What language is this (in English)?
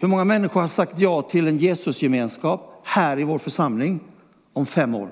Swedish